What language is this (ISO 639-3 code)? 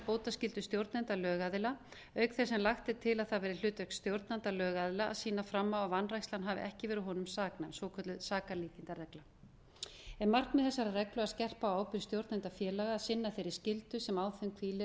isl